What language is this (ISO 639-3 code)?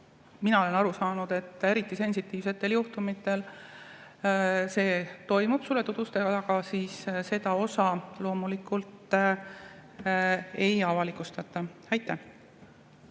est